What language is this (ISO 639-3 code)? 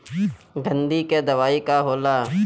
bho